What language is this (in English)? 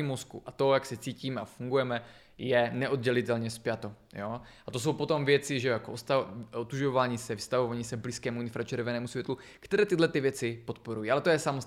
Czech